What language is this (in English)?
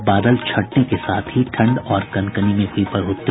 Hindi